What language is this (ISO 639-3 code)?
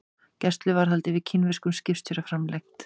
isl